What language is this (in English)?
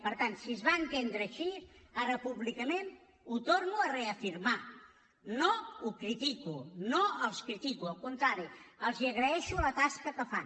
Catalan